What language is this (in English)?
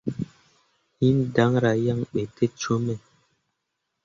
Mundang